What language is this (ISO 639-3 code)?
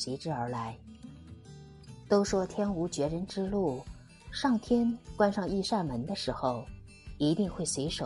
zho